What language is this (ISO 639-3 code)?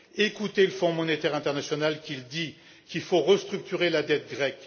fra